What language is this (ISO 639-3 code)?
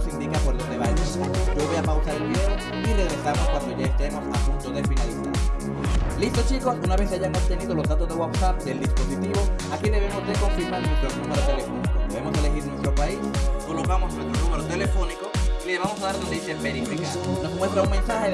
spa